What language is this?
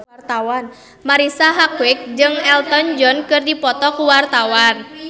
Sundanese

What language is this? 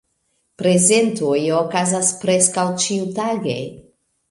Esperanto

